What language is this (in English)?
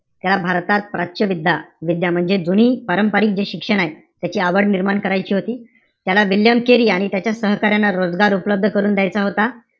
Marathi